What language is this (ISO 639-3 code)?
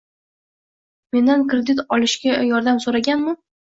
uzb